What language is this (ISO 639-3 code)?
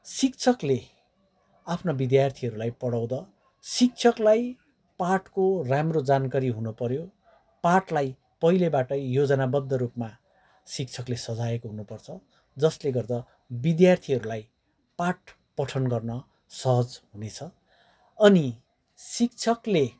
nep